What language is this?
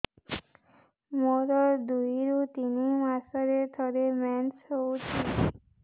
Odia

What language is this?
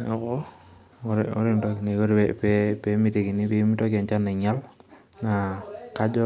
Masai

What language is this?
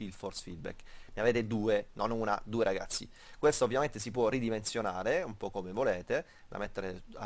Italian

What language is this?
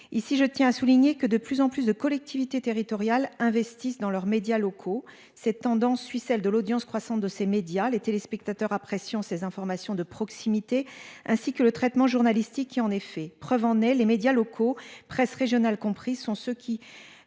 French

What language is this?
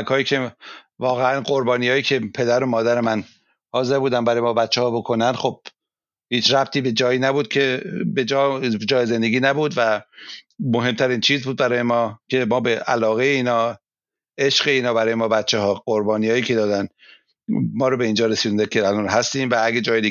Persian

